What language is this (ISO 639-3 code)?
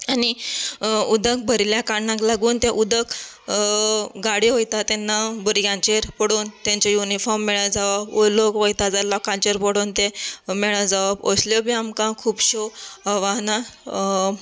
kok